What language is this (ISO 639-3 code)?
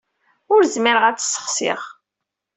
kab